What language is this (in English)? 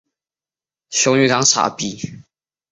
Chinese